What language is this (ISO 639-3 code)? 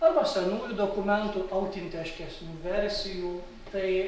lit